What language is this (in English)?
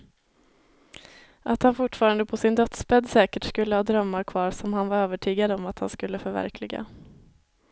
Swedish